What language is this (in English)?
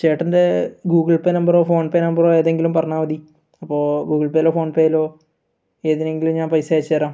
Malayalam